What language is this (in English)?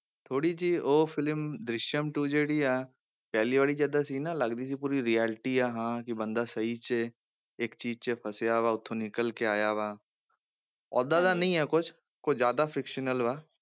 Punjabi